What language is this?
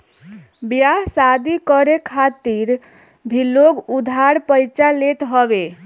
Bhojpuri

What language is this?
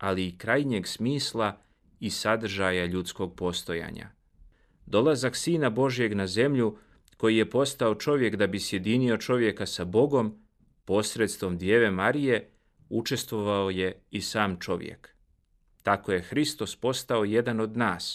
Croatian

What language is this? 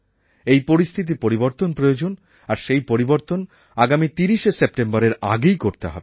Bangla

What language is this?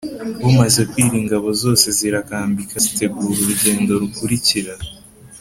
Kinyarwanda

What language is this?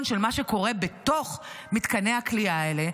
Hebrew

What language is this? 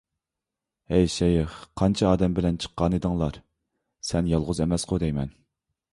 Uyghur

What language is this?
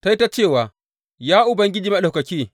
Hausa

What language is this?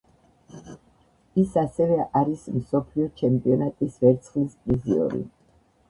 Georgian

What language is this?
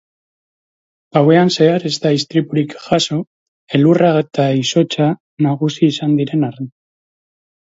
Basque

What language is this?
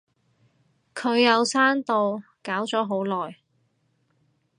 Cantonese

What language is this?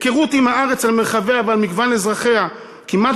Hebrew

